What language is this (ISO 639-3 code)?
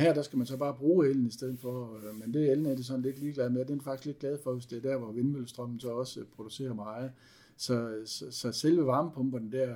dan